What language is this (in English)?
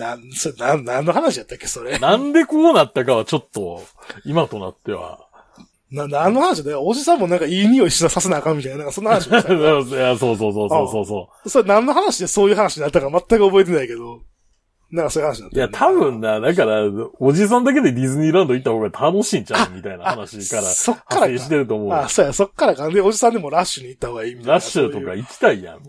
Japanese